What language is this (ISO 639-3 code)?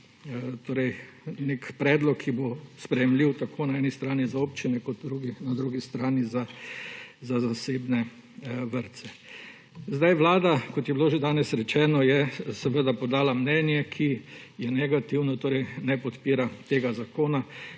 slv